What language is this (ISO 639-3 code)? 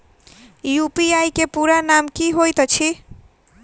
mai